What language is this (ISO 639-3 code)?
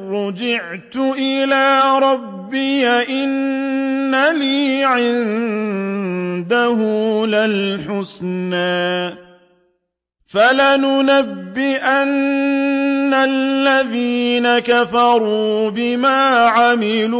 ara